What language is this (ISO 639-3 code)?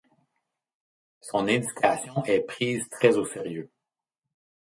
fra